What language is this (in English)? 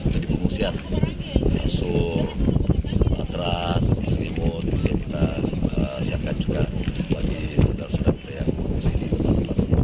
Indonesian